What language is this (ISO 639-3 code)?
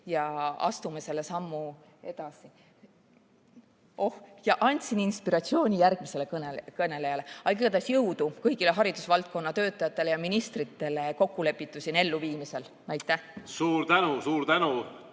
est